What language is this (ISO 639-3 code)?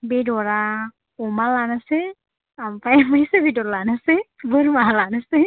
brx